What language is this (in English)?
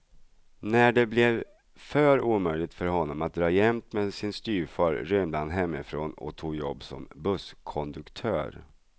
Swedish